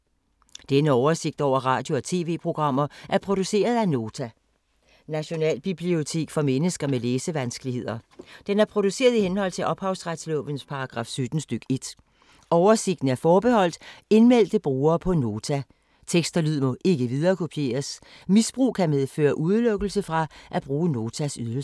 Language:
Danish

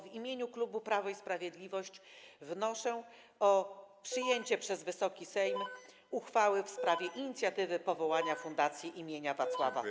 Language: Polish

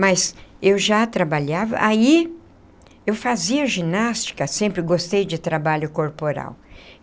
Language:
Portuguese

